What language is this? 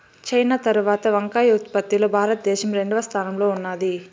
Telugu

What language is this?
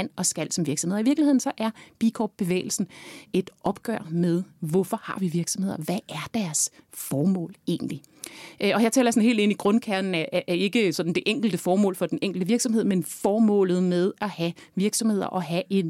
Danish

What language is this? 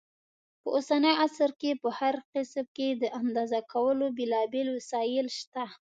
Pashto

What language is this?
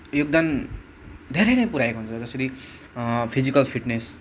Nepali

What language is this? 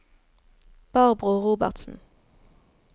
Norwegian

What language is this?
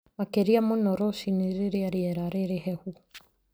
Kikuyu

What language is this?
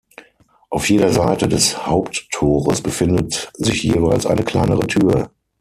German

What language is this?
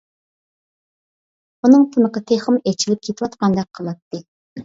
Uyghur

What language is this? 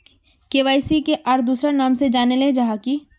Magahi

